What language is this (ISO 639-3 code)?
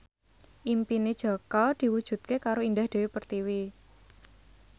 jav